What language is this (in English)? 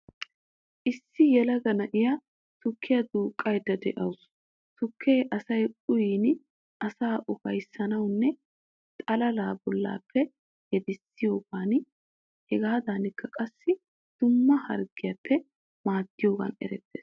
Wolaytta